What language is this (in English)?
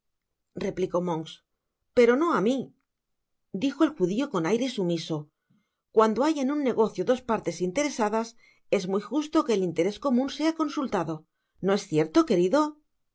Spanish